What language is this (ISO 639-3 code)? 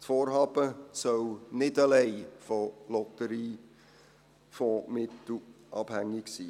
gsw